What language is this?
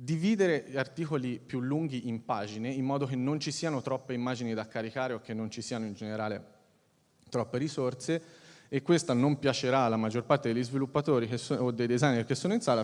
Italian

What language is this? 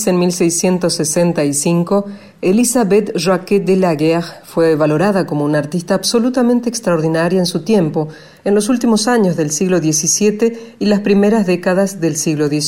Spanish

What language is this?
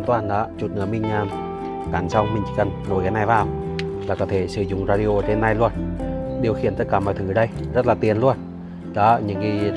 Vietnamese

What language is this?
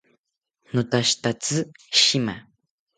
South Ucayali Ashéninka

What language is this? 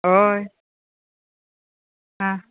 Konkani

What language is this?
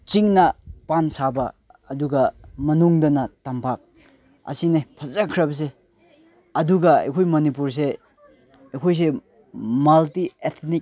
Manipuri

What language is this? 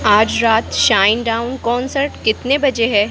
Hindi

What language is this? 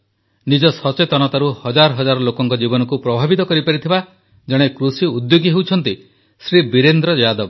Odia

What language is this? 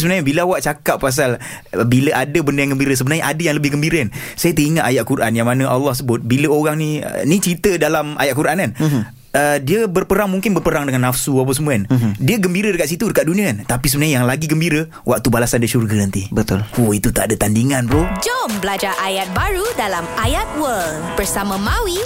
Malay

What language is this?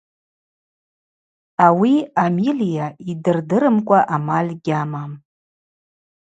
Abaza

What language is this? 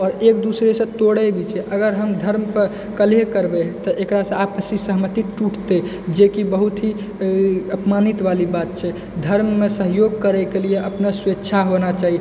Maithili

